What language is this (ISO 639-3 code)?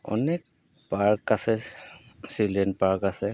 asm